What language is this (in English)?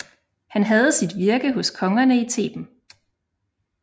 Danish